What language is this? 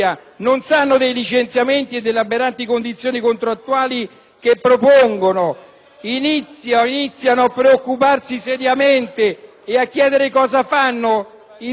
Italian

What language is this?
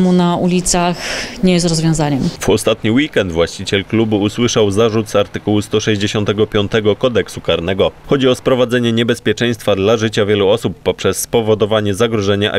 Polish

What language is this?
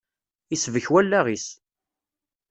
Kabyle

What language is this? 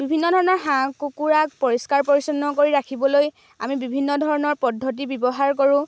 Assamese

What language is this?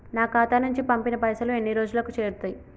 Telugu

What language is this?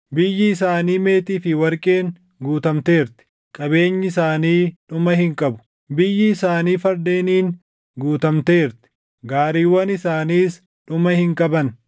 Oromo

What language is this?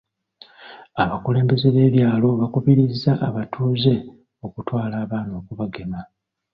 Ganda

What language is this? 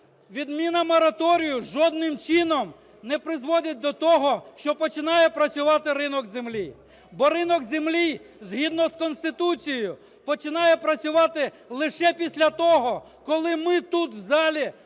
Ukrainian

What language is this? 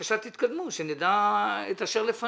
Hebrew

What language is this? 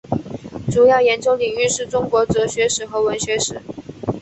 Chinese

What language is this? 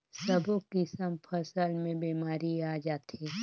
Chhattisgarhi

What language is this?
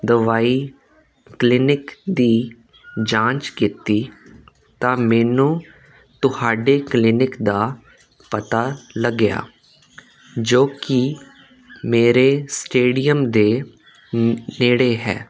Punjabi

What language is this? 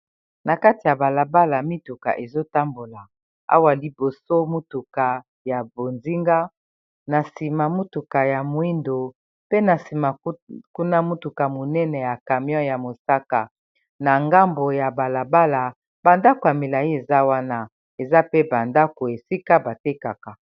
Lingala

